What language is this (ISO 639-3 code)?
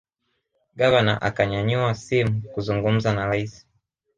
swa